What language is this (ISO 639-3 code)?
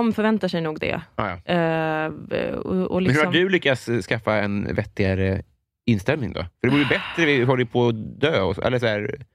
swe